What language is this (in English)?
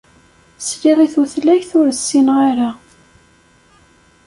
Kabyle